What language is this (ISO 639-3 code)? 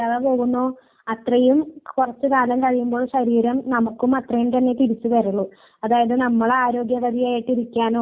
mal